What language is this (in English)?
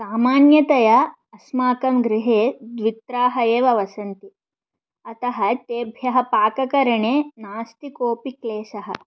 Sanskrit